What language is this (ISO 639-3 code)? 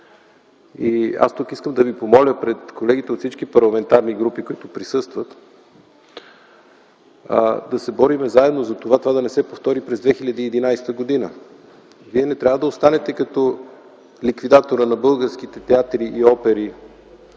bul